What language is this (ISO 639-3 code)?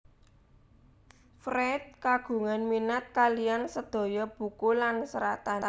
jav